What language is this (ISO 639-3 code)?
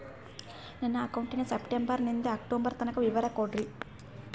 kan